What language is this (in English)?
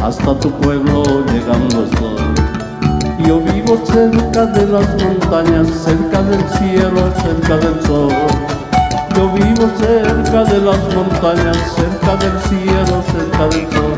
Spanish